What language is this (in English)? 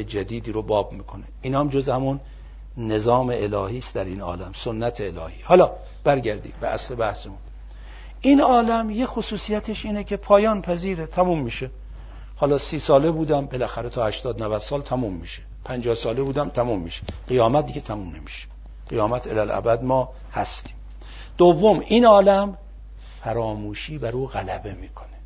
Persian